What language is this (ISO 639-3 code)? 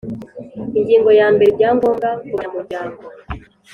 kin